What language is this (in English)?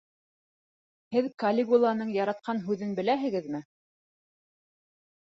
Bashkir